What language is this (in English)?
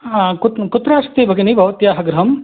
Sanskrit